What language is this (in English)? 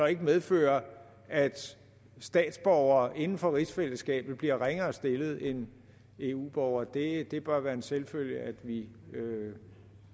Danish